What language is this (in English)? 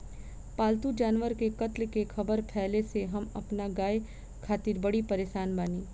Bhojpuri